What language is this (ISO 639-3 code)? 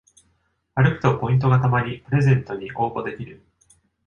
jpn